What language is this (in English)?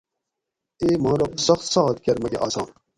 Gawri